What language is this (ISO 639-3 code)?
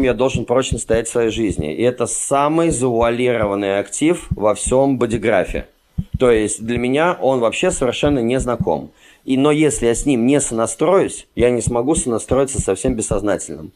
rus